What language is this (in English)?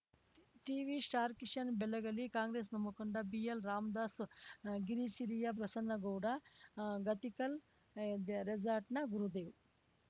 Kannada